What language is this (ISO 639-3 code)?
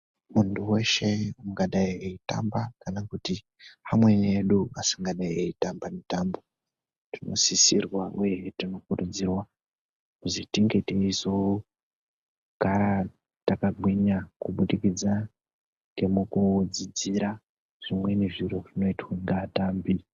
ndc